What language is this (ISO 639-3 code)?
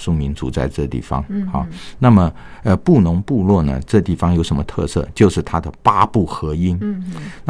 zho